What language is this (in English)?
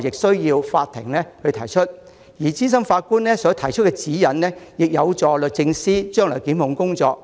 Cantonese